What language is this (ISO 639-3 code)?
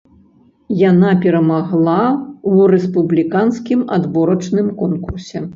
bel